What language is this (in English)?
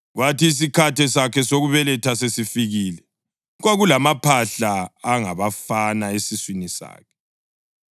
North Ndebele